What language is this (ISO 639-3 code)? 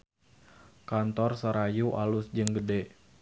sun